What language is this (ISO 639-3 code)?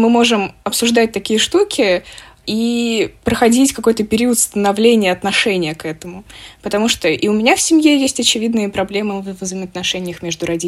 rus